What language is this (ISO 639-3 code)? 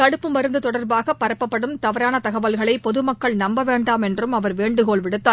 tam